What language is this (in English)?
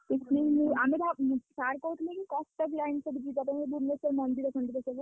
Odia